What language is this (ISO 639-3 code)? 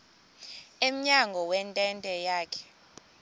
xho